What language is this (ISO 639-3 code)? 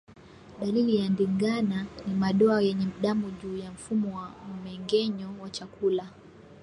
swa